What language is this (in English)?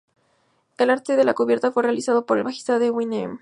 Spanish